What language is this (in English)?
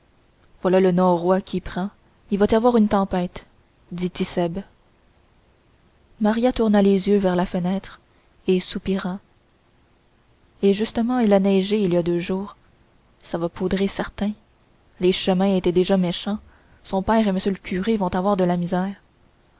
French